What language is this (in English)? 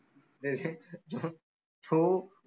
Marathi